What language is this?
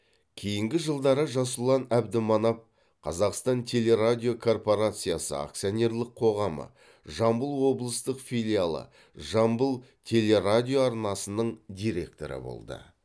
Kazakh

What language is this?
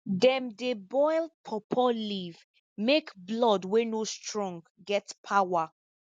Nigerian Pidgin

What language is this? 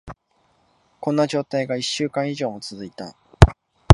Japanese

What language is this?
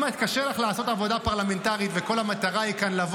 Hebrew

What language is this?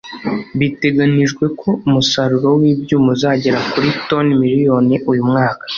Kinyarwanda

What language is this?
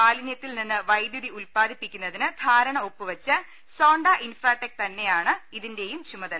Malayalam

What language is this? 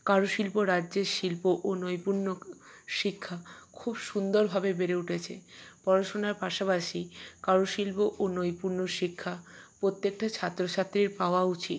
Bangla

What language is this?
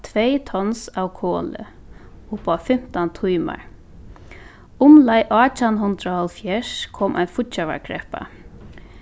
Faroese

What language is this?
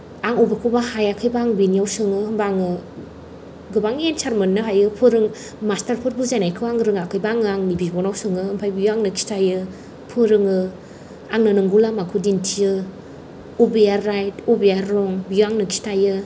Bodo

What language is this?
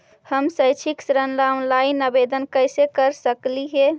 Magahi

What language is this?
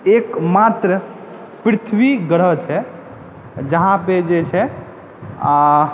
Maithili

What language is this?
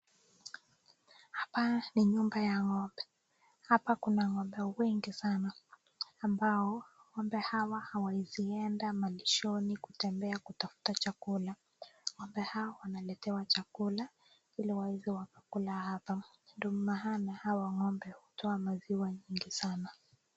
Swahili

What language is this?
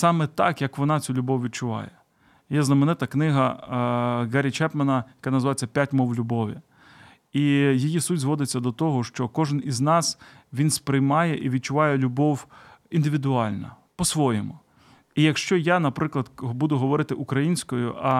Ukrainian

